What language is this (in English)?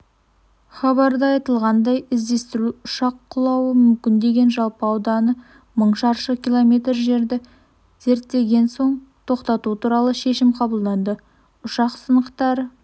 Kazakh